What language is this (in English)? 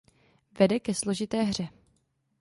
Czech